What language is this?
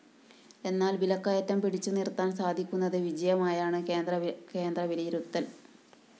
Malayalam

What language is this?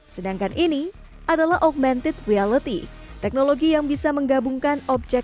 Indonesian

